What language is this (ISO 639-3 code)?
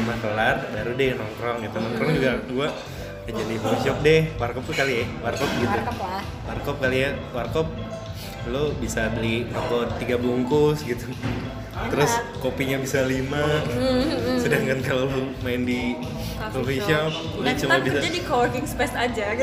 ind